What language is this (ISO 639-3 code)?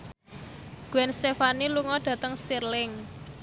jav